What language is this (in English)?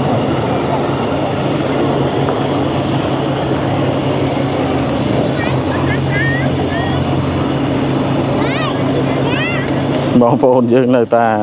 Thai